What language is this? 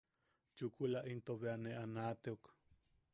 Yaqui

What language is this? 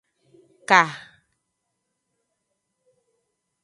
Aja (Benin)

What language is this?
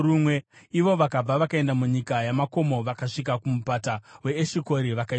Shona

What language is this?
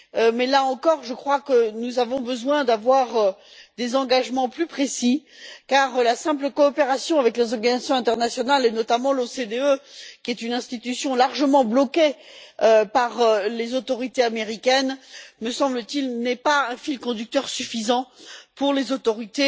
French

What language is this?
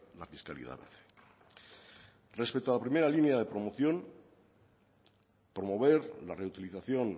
Spanish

